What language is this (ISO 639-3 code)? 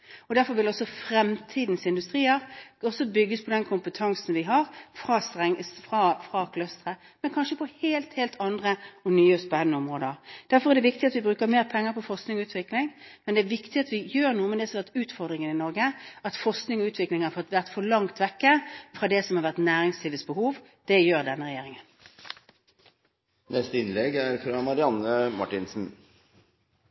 nob